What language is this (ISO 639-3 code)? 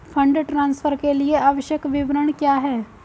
hin